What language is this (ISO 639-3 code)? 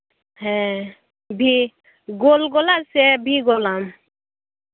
sat